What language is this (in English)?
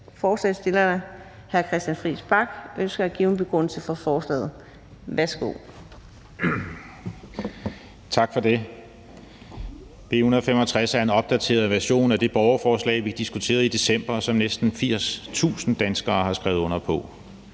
Danish